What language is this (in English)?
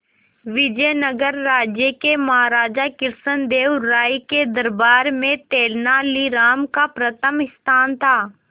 Hindi